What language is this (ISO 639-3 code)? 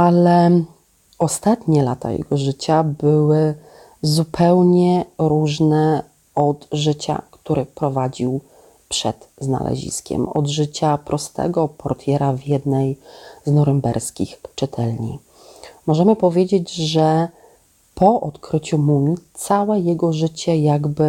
pol